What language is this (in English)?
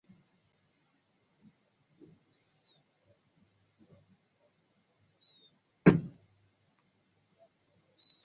Swahili